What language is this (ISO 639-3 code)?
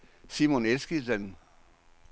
dan